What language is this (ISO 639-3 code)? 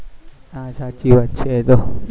guj